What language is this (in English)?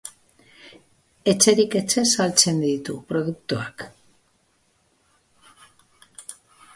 Basque